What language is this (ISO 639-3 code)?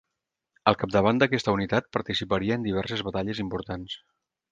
cat